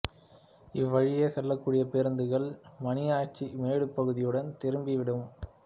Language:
Tamil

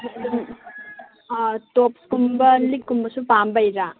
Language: Manipuri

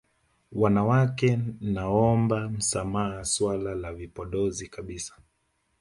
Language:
Swahili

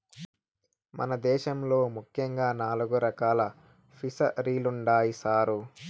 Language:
Telugu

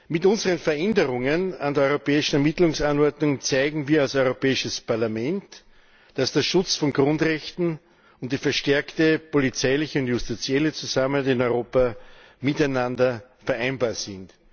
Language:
German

